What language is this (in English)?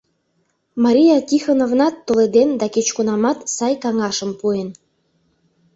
Mari